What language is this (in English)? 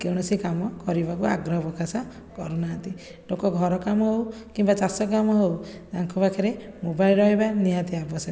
Odia